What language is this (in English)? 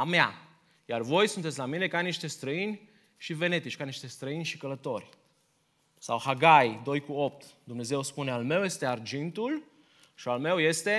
Romanian